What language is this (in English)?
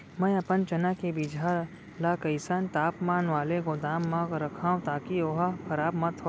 Chhattisgarhi